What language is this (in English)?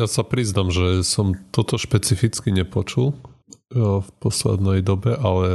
Slovak